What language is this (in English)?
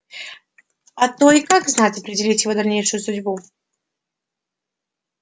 Russian